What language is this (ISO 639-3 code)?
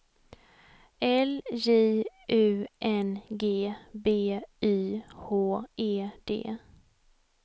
swe